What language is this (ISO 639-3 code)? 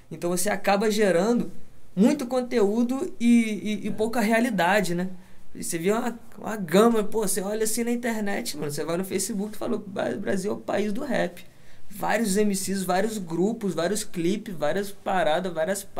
por